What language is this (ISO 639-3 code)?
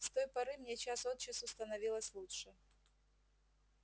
rus